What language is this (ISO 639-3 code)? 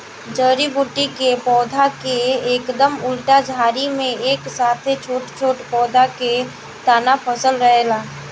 bho